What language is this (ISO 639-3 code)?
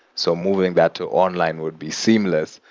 eng